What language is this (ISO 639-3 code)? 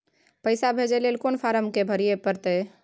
mai